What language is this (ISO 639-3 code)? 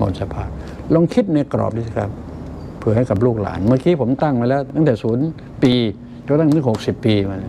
tha